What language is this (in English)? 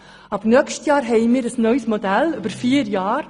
Swiss German